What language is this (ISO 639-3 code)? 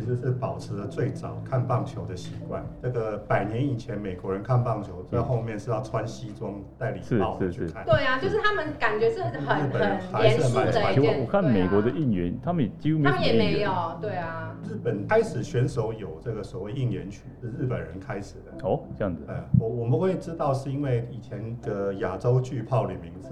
zho